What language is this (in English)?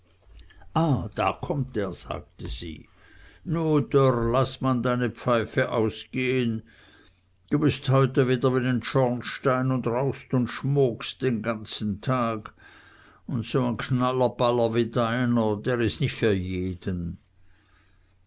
German